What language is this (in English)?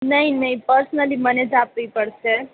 Gujarati